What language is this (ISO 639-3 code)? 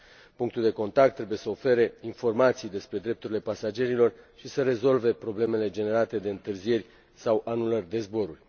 ron